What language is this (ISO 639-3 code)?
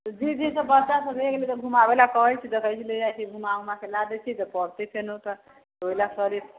mai